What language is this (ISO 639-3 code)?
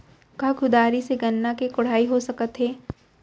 hne